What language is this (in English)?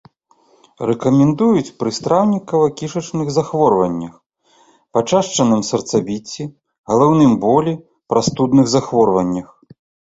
Belarusian